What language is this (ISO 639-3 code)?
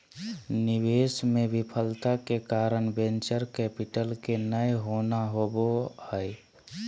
mag